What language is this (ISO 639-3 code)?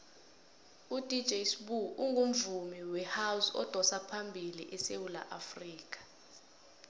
nbl